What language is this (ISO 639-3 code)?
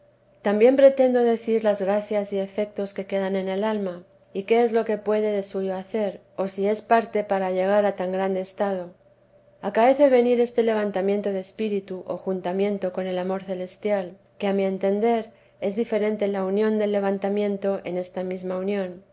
spa